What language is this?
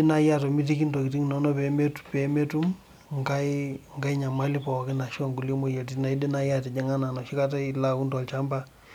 Masai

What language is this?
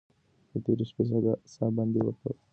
Pashto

